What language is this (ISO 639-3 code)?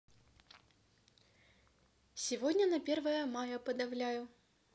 rus